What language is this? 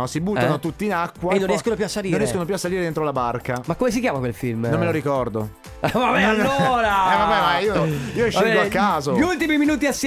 Italian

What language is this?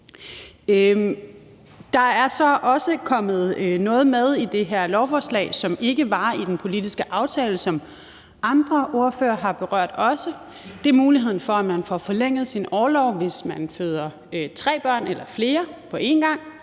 Danish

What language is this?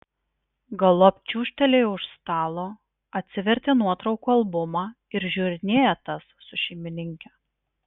Lithuanian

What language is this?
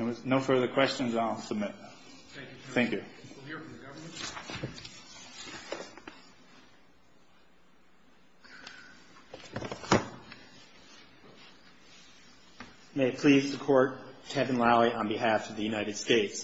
English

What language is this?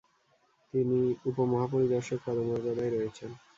Bangla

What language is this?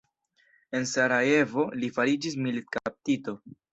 Esperanto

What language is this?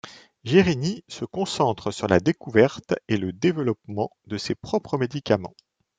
French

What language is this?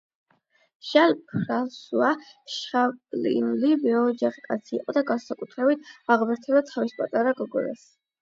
Georgian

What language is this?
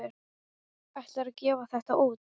Icelandic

